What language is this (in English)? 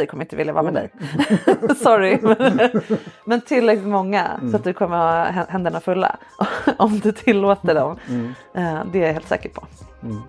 Swedish